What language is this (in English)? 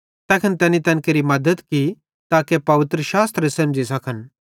Bhadrawahi